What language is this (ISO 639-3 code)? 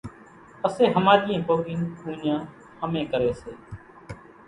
gjk